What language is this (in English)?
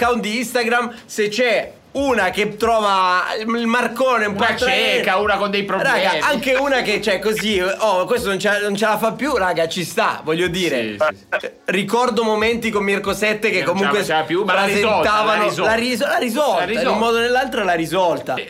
Italian